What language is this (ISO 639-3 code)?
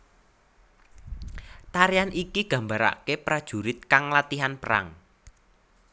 jav